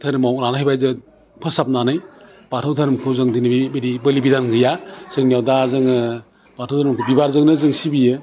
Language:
Bodo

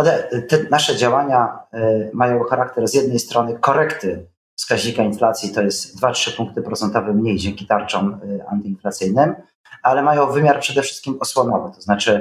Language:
Polish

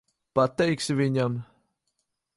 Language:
Latvian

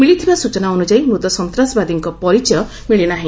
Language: Odia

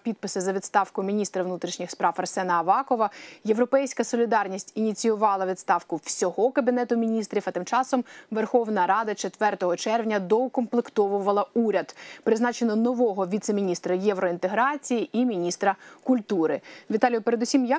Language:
Ukrainian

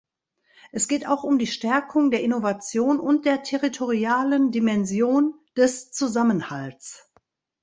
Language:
German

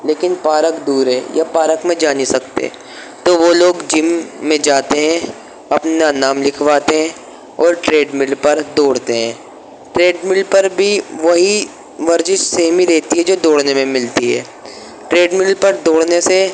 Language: Urdu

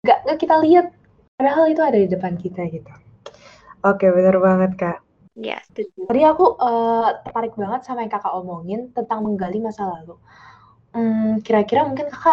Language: Indonesian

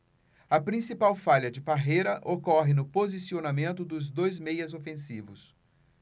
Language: Portuguese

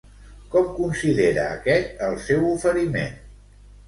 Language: Catalan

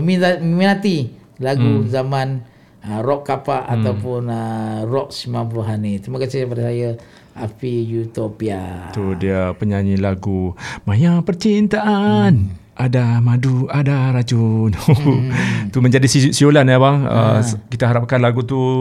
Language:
Malay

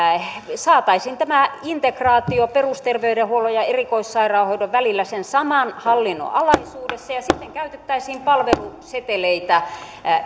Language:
Finnish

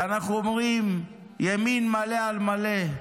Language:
Hebrew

